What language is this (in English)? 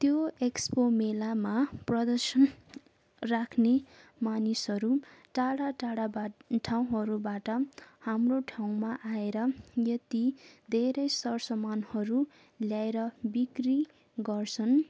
Nepali